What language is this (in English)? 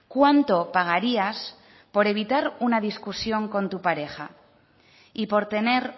Spanish